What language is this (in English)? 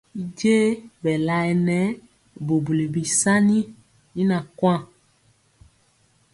Mpiemo